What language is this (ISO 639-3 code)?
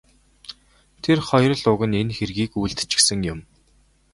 mon